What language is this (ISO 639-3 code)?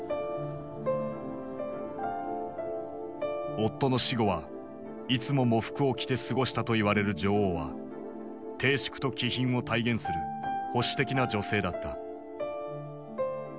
jpn